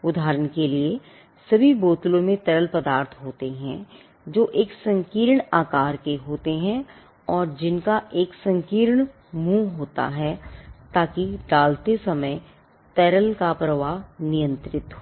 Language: Hindi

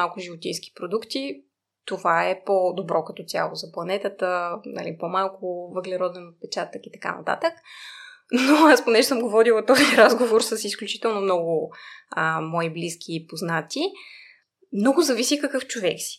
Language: Bulgarian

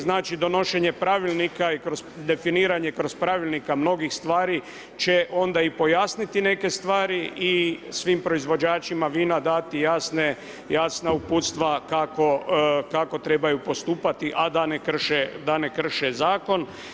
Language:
Croatian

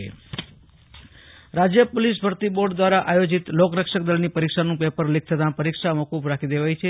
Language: Gujarati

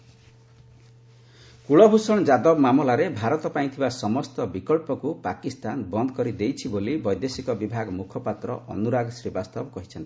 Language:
Odia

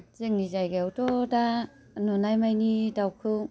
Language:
Bodo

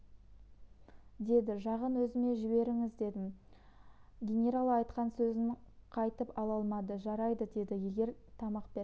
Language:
Kazakh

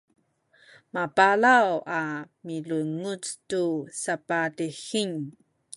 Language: Sakizaya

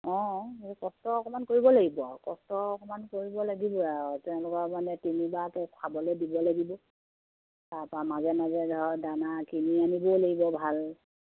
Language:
Assamese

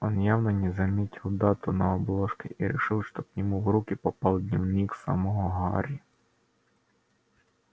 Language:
Russian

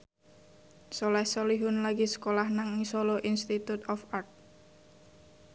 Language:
Javanese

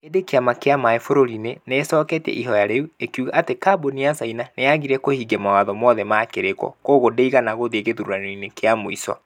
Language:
Kikuyu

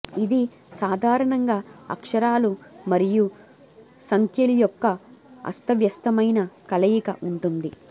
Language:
Telugu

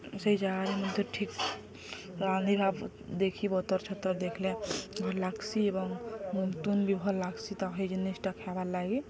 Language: Odia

